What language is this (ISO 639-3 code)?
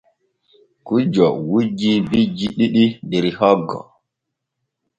fue